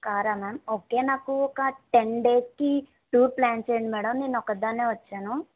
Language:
Telugu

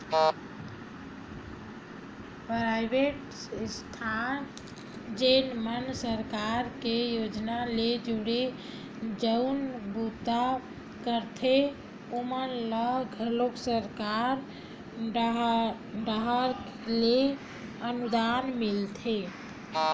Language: Chhattisgarhi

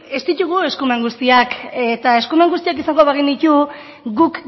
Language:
Basque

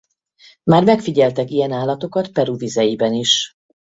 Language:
Hungarian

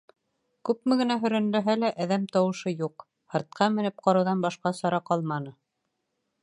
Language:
Bashkir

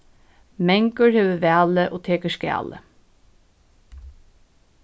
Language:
Faroese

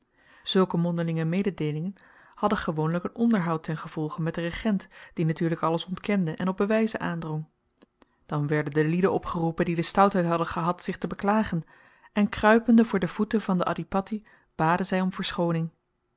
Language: Dutch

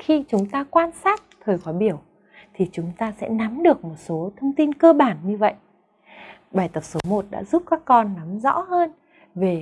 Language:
Vietnamese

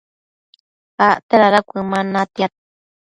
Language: Matsés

